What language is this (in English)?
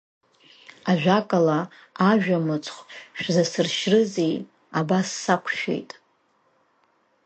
Abkhazian